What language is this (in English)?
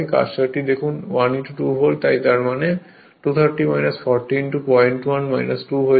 Bangla